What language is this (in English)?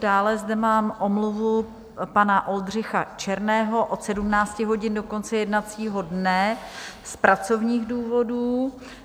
Czech